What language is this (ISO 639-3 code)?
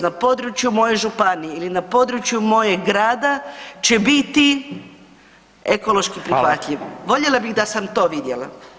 hrv